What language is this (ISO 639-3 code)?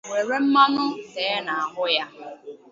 ibo